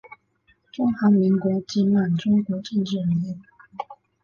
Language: Chinese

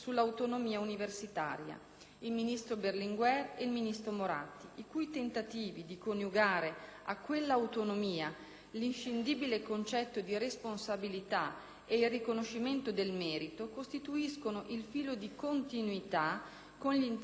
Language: Italian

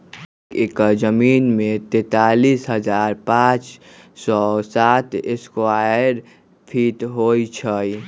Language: Magahi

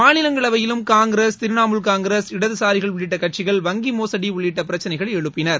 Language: Tamil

